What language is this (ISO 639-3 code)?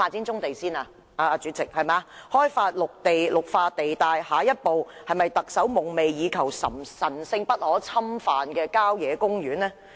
yue